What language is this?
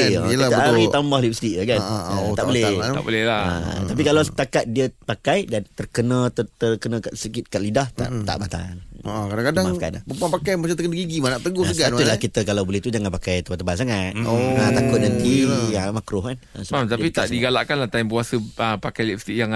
Malay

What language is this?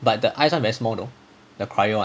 English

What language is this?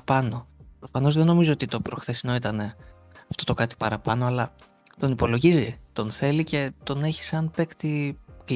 Greek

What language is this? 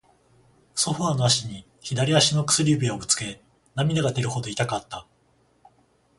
Japanese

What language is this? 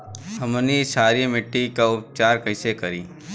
Bhojpuri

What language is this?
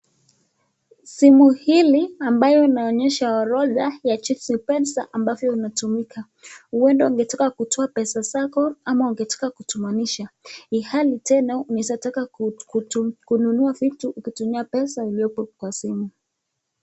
Swahili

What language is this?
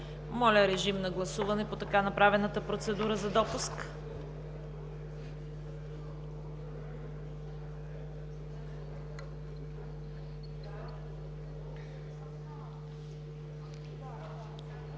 Bulgarian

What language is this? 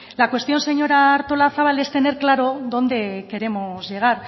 Spanish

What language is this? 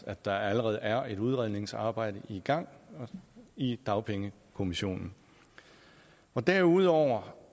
Danish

